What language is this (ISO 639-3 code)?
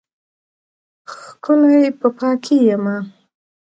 pus